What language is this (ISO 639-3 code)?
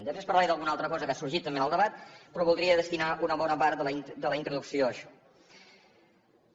cat